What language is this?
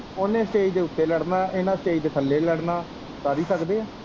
Punjabi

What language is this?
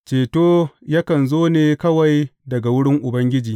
Hausa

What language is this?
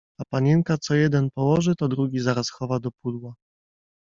Polish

